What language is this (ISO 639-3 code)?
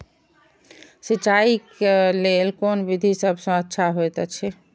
mai